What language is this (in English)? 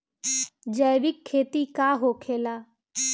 Bhojpuri